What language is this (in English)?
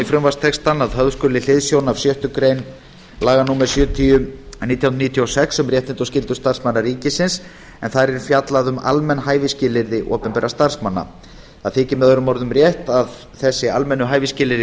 Icelandic